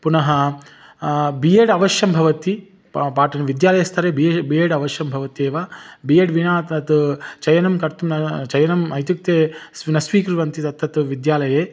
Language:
Sanskrit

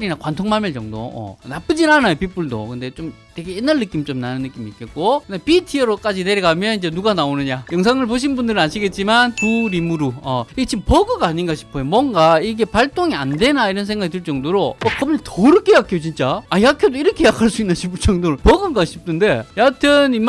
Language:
Korean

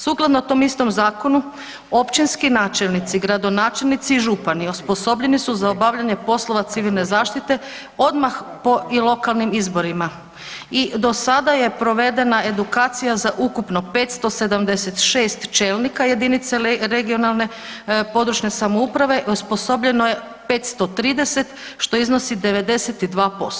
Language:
Croatian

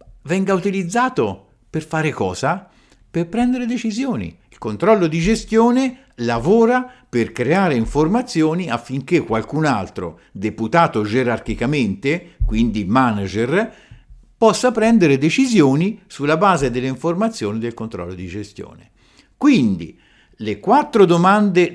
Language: Italian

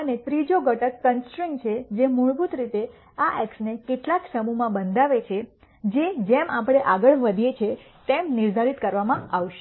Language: Gujarati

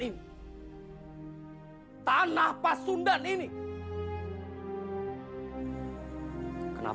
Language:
Indonesian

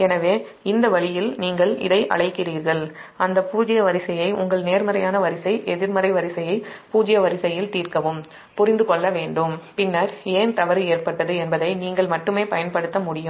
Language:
Tamil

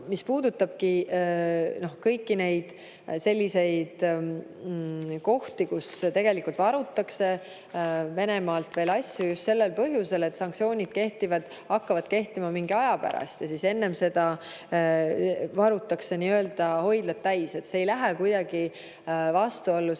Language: Estonian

